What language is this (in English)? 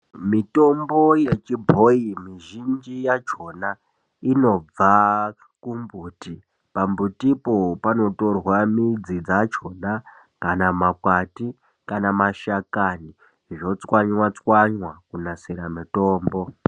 Ndau